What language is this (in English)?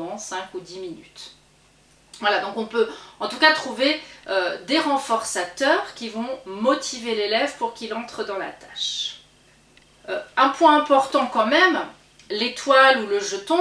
French